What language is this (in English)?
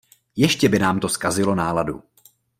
Czech